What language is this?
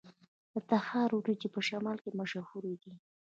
Pashto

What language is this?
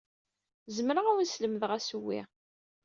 Kabyle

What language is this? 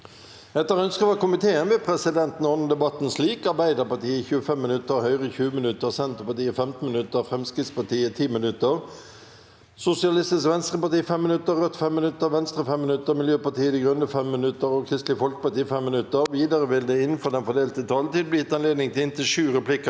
Norwegian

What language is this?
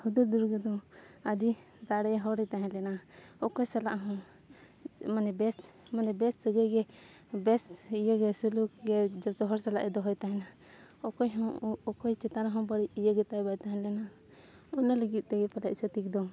Santali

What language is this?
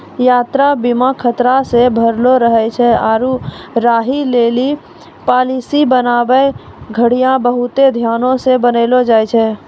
Maithili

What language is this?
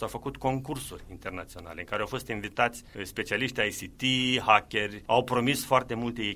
Romanian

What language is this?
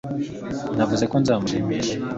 Kinyarwanda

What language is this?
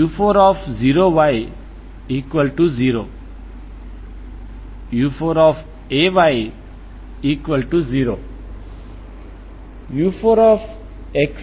Telugu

